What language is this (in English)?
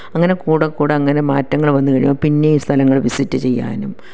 Malayalam